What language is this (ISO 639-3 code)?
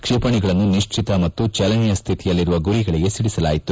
kan